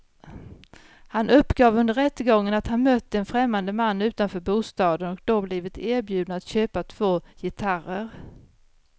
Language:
Swedish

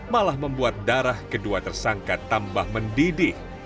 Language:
Indonesian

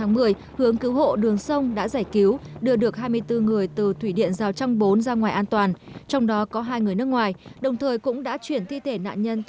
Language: Vietnamese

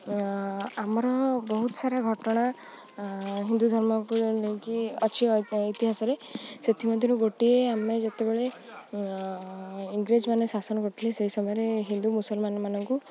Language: Odia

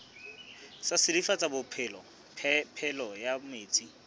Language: Southern Sotho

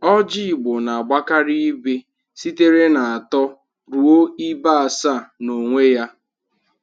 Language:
Igbo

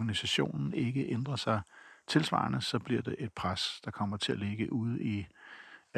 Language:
Danish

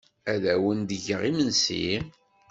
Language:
Kabyle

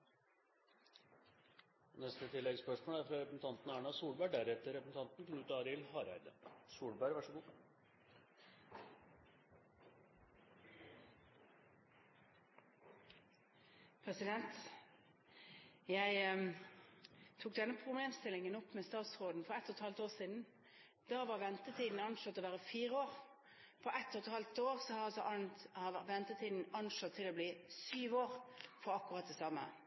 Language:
Norwegian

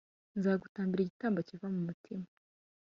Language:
Kinyarwanda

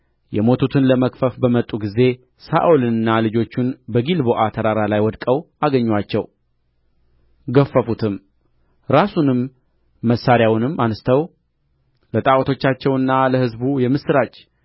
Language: Amharic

